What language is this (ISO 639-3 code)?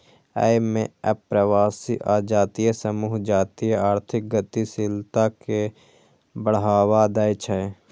mai